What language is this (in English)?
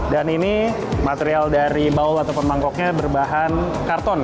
Indonesian